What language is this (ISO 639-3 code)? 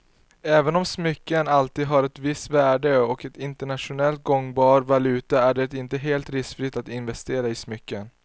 swe